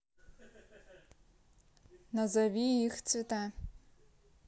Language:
Russian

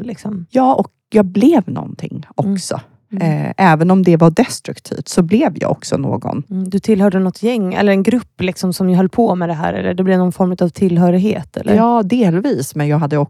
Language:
Swedish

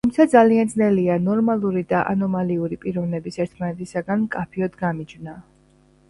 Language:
Georgian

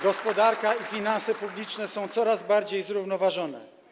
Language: Polish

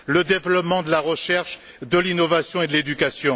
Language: French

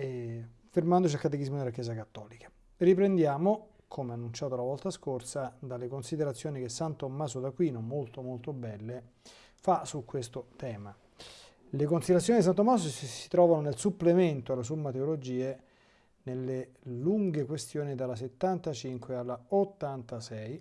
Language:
Italian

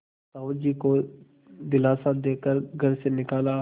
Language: Hindi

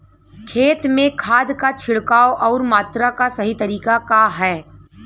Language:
Bhojpuri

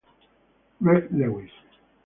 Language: Italian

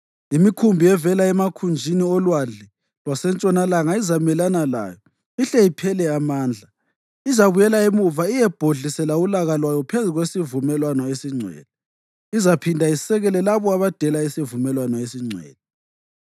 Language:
North Ndebele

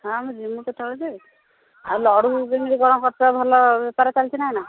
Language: Odia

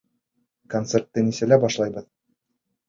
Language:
Bashkir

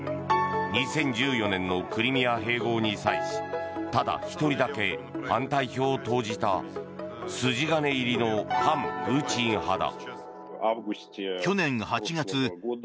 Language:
Japanese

